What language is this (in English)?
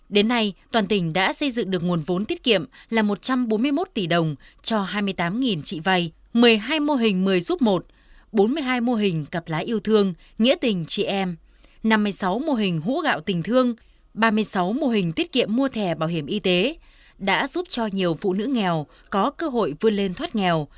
Vietnamese